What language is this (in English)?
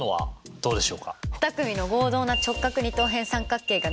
Japanese